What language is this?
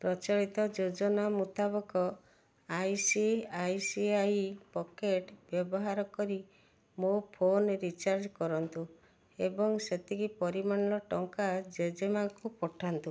Odia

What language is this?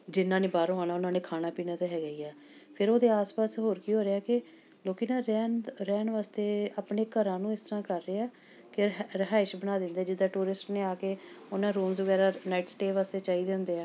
Punjabi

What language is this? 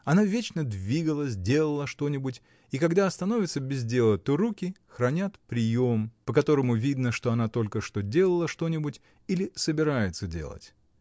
Russian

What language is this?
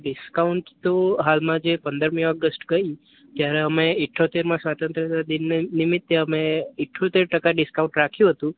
Gujarati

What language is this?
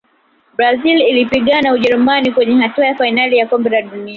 Swahili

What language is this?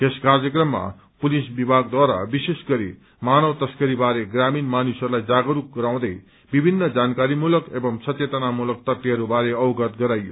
Nepali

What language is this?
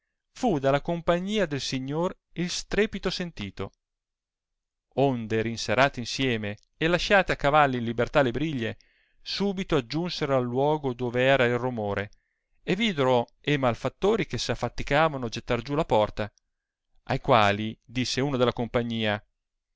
Italian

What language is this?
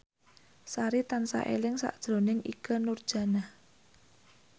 Javanese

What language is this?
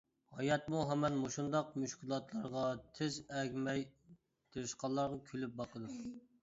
Uyghur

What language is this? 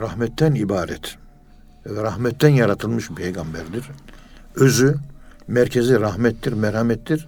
Turkish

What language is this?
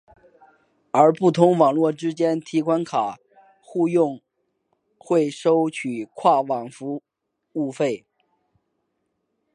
Chinese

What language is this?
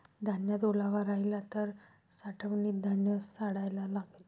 Marathi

